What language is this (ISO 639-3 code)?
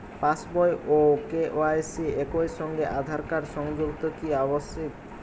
ben